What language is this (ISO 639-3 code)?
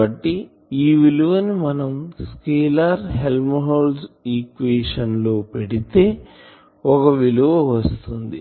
tel